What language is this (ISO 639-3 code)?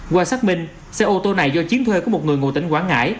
vie